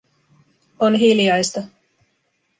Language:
Finnish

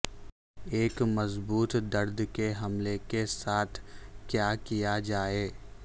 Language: Urdu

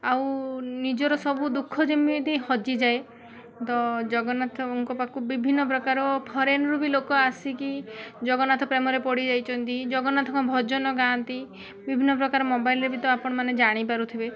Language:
Odia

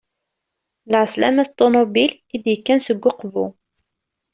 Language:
Kabyle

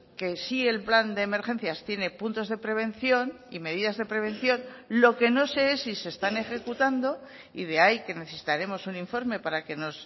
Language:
Spanish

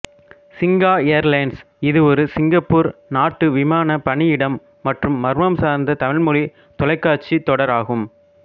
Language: Tamil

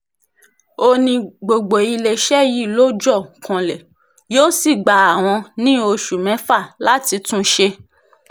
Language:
Yoruba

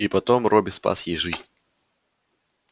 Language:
Russian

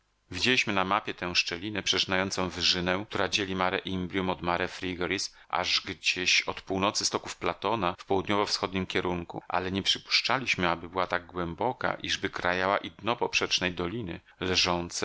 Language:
Polish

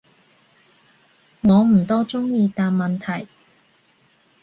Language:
Cantonese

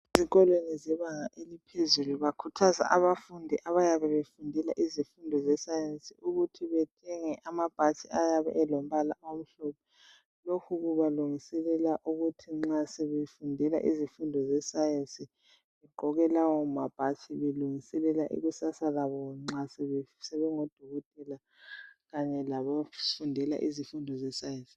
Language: North Ndebele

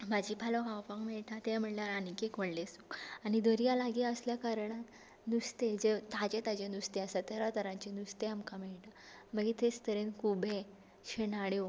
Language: Konkani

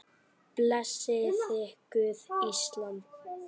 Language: Icelandic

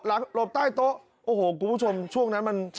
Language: Thai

